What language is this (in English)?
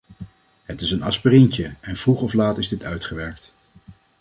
Dutch